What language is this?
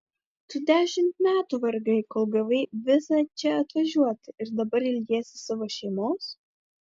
Lithuanian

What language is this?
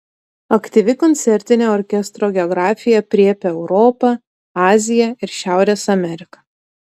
Lithuanian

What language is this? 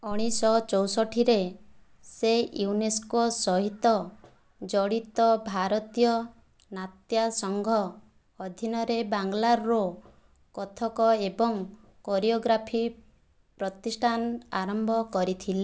Odia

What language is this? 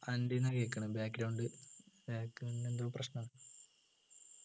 Malayalam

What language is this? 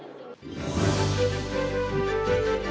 Ukrainian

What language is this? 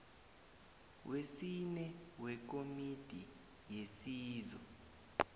South Ndebele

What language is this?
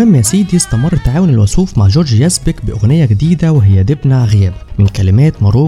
Arabic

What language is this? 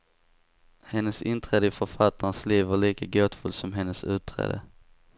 Swedish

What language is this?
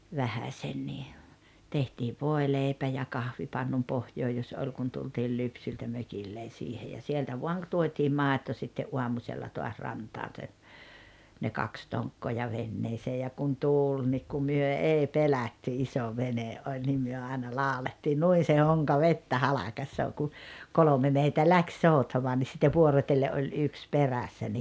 Finnish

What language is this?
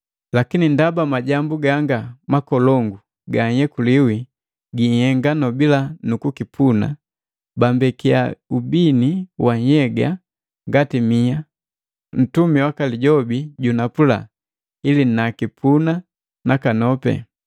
Matengo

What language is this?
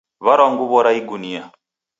Taita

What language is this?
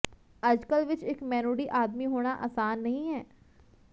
Punjabi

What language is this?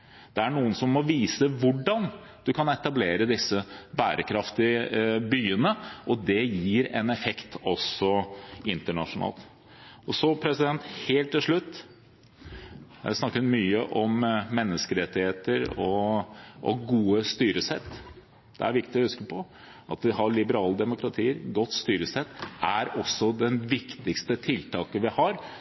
Norwegian Bokmål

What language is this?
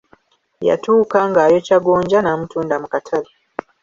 Ganda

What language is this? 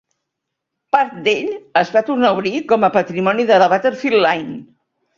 Catalan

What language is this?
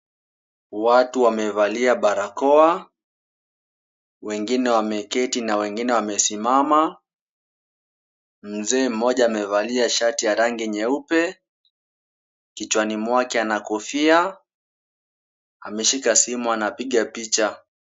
Swahili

